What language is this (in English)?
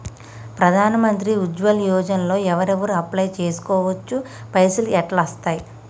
Telugu